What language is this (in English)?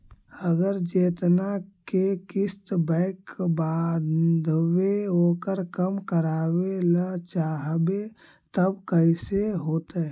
Magahi